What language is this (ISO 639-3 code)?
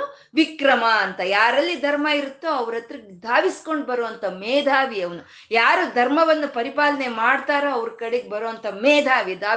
kan